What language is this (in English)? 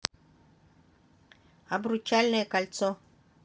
Russian